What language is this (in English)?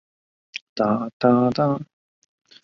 Chinese